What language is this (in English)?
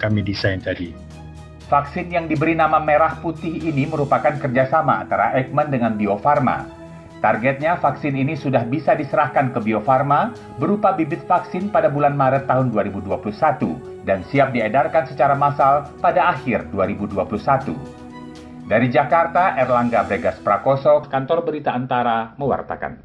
Indonesian